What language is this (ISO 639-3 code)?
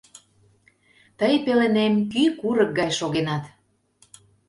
chm